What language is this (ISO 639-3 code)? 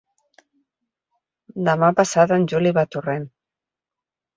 cat